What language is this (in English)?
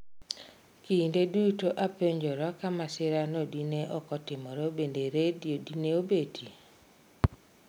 Luo (Kenya and Tanzania)